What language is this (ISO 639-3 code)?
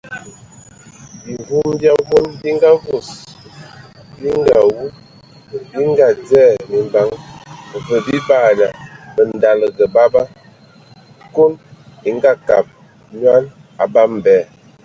ewo